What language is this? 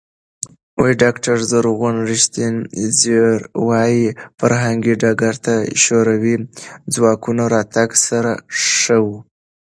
Pashto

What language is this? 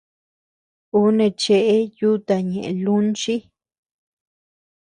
Tepeuxila Cuicatec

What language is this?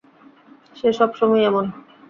Bangla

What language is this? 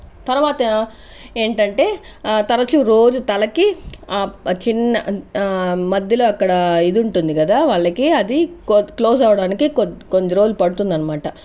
Telugu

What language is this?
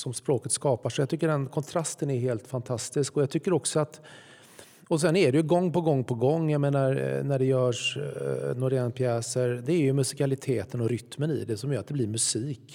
Swedish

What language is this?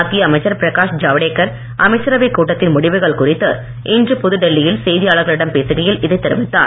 Tamil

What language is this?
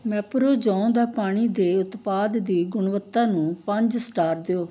Punjabi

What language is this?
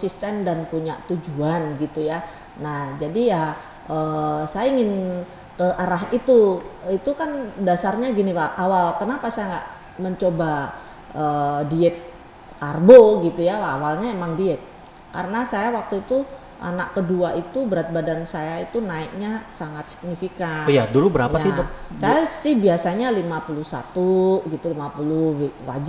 Indonesian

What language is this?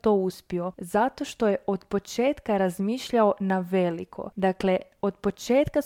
Croatian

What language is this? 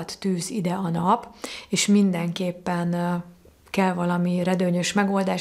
Hungarian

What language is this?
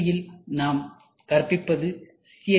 Tamil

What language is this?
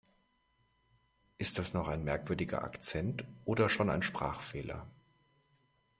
German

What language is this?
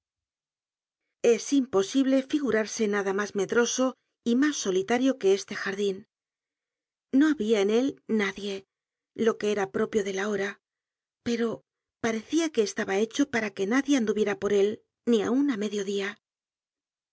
Spanish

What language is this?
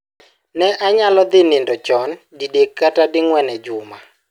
Luo (Kenya and Tanzania)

